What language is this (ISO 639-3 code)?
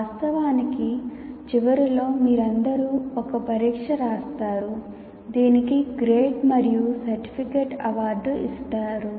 tel